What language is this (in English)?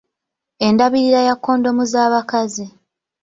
Ganda